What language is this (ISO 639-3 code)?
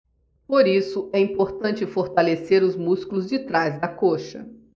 por